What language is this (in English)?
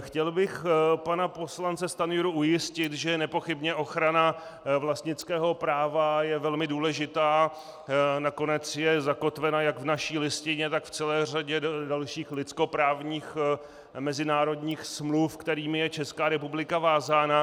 Czech